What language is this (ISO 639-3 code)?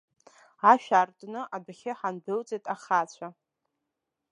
abk